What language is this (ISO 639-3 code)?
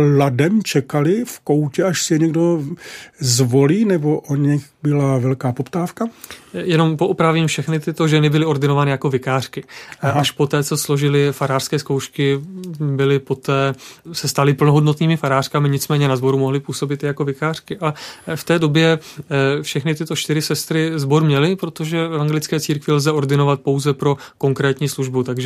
ces